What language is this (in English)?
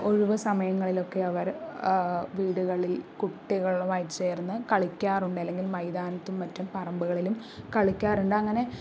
Malayalam